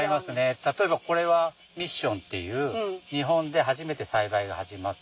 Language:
Japanese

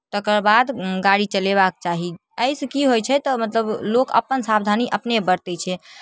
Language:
Maithili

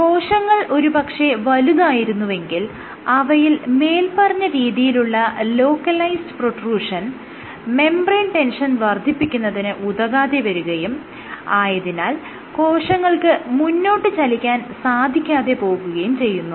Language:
Malayalam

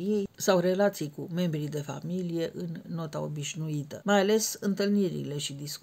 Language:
Romanian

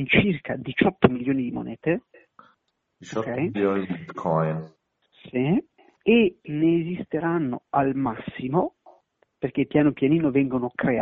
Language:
Italian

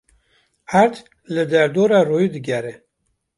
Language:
Kurdish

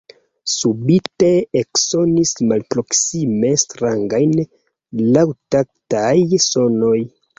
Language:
Esperanto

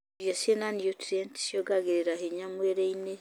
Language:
Kikuyu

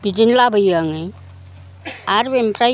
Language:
Bodo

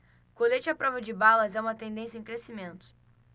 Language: Portuguese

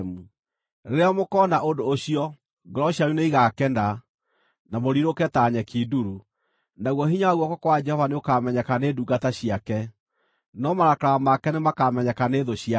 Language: Kikuyu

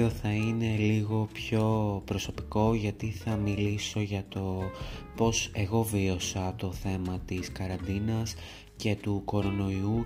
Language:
Greek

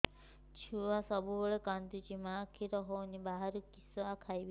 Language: Odia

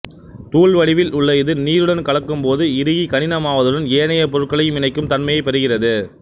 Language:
Tamil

